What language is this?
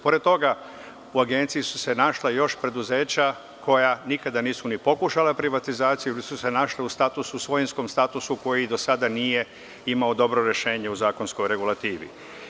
Serbian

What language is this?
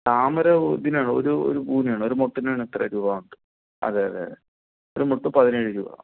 Malayalam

